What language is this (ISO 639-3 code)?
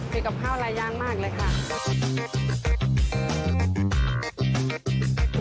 tha